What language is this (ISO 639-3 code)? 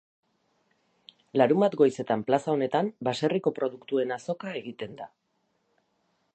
eus